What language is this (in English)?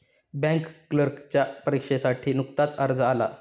Marathi